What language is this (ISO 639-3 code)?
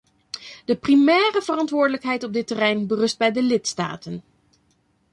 nld